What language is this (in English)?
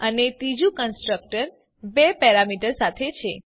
Gujarati